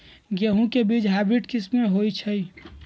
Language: Magahi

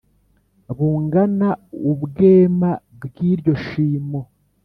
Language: Kinyarwanda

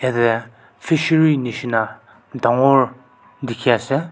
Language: Naga Pidgin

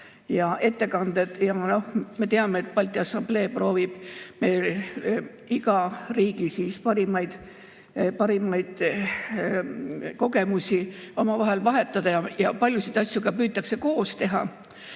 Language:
Estonian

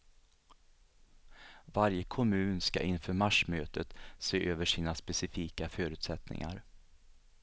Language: Swedish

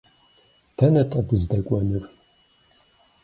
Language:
Kabardian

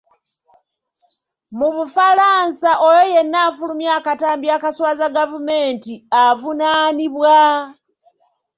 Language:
Ganda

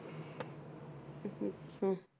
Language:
Punjabi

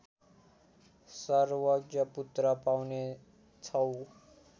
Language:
Nepali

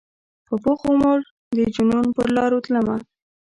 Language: Pashto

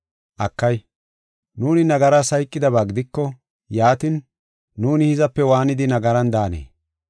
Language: Gofa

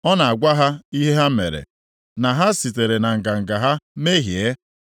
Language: Igbo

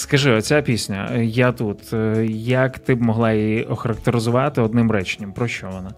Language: Ukrainian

